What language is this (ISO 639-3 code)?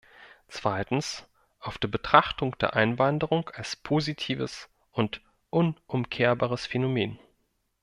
deu